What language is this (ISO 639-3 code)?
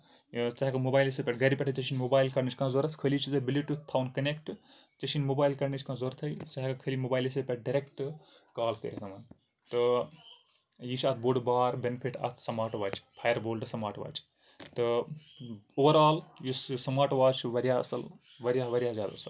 kas